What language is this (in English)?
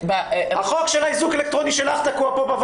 Hebrew